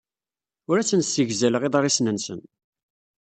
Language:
Kabyle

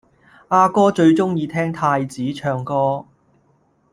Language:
Cantonese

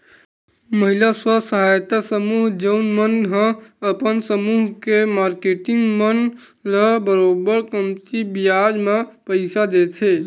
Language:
Chhattisgarhi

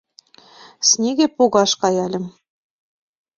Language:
Mari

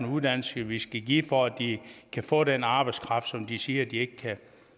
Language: Danish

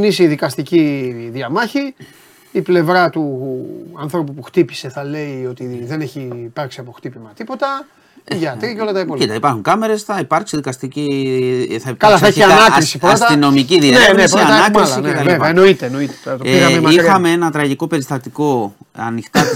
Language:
Greek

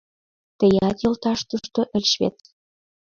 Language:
Mari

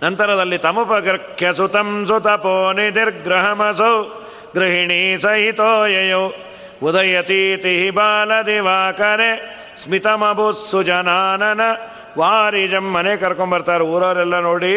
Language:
Kannada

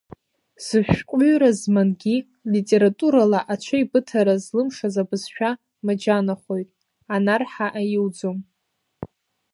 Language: Abkhazian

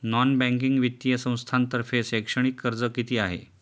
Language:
Marathi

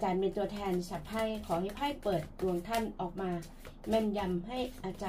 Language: Thai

